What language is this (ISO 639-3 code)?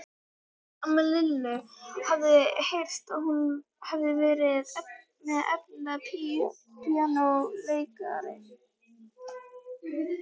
isl